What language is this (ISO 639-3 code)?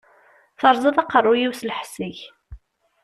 kab